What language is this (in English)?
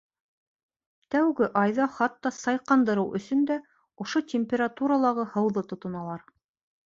Bashkir